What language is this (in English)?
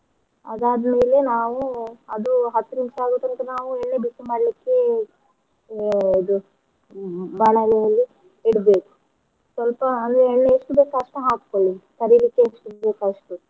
Kannada